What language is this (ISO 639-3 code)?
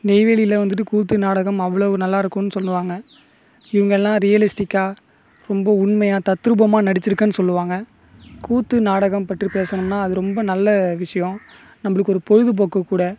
tam